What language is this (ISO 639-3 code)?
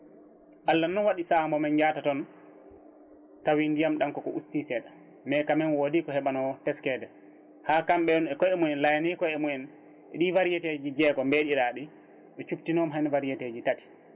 ful